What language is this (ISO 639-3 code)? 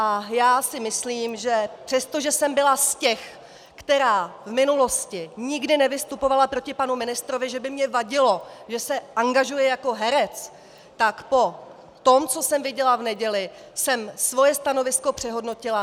ces